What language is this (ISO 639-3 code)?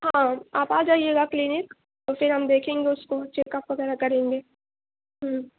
urd